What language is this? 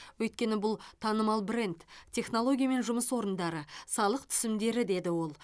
Kazakh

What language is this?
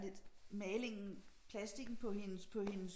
Danish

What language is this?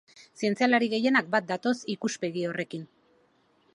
Basque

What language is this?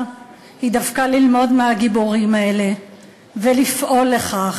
Hebrew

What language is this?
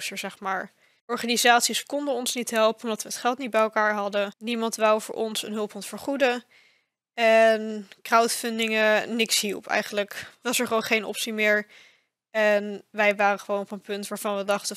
Dutch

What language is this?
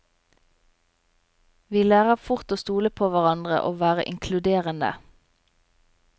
Norwegian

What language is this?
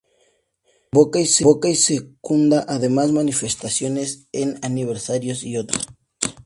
Spanish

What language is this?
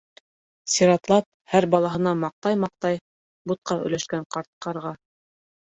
Bashkir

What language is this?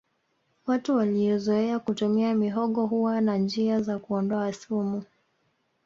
Swahili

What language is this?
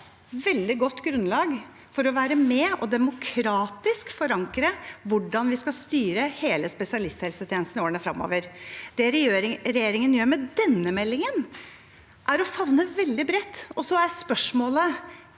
Norwegian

